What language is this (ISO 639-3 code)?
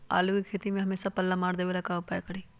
mag